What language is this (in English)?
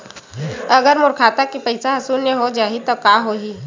Chhattisgarhi